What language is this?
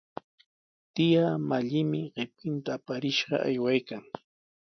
Sihuas Ancash Quechua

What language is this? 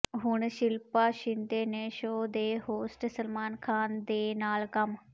Punjabi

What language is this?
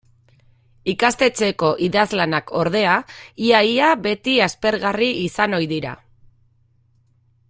Basque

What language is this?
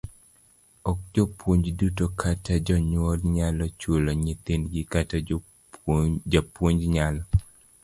Luo (Kenya and Tanzania)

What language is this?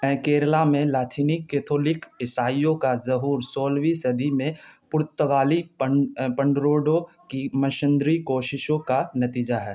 Urdu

